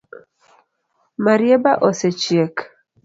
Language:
Luo (Kenya and Tanzania)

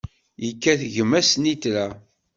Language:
Kabyle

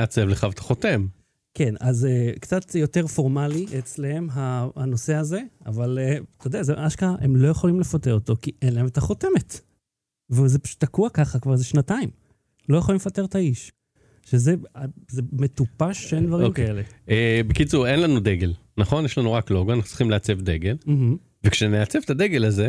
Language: Hebrew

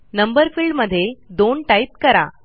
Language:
Marathi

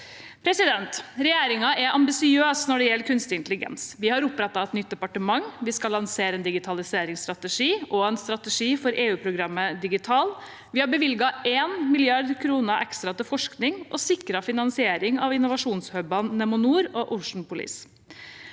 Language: Norwegian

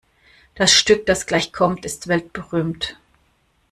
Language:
German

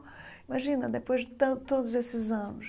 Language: Portuguese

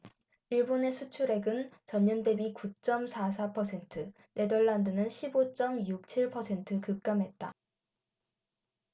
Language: Korean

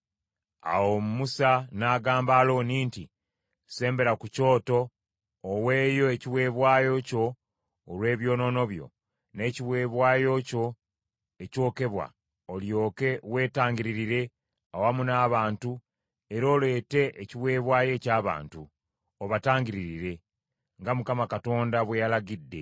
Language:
Ganda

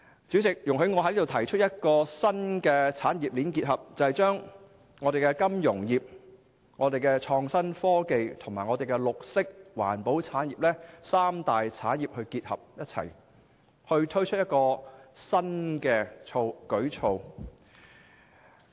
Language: Cantonese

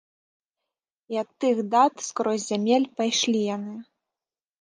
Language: Belarusian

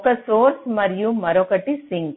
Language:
Telugu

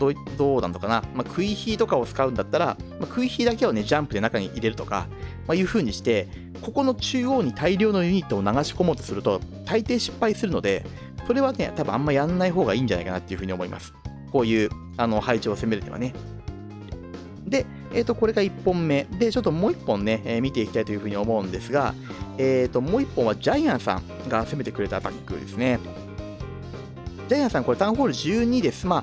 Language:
Japanese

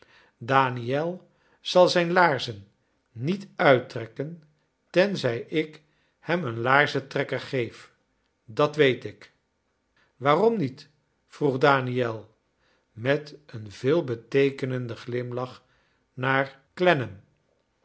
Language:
Dutch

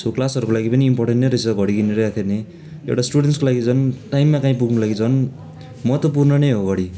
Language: Nepali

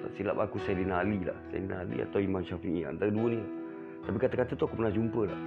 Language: Malay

